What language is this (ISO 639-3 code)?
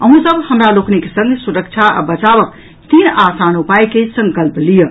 mai